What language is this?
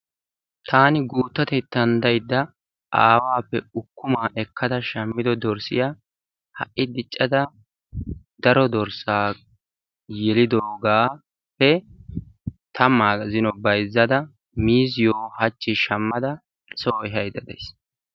Wolaytta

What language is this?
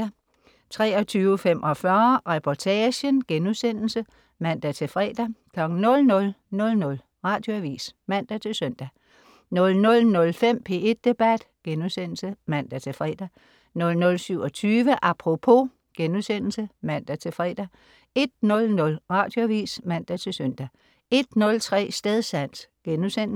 Danish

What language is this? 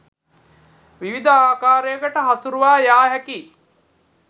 Sinhala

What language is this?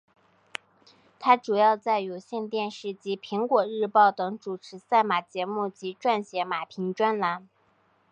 Chinese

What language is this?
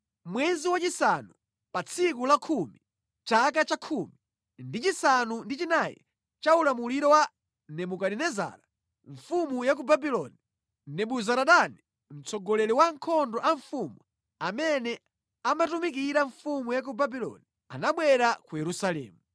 Nyanja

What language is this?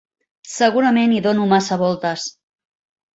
Catalan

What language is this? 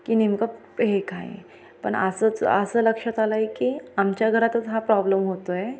Marathi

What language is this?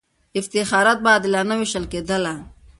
Pashto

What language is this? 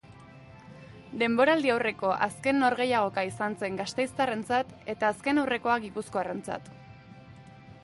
Basque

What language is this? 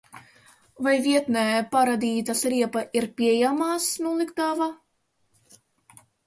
Latvian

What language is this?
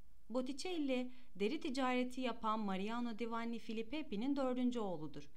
Turkish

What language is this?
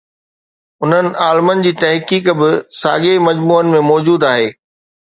Sindhi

